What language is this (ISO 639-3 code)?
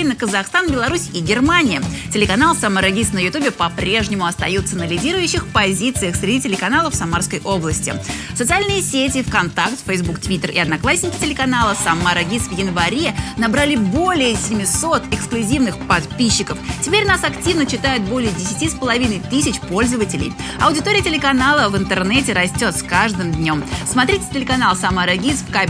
rus